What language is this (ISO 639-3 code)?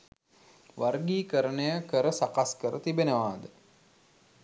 sin